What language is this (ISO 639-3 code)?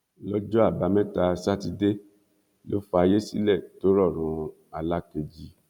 yor